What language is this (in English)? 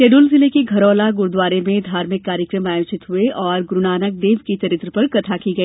Hindi